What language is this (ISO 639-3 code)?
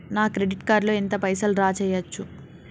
tel